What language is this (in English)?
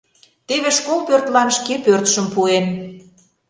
Mari